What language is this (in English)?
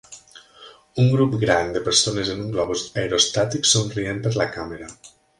Catalan